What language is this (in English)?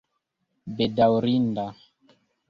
Esperanto